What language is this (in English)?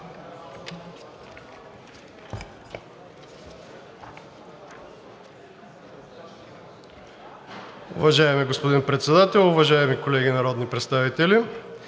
Bulgarian